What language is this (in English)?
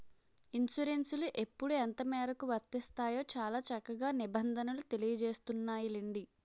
Telugu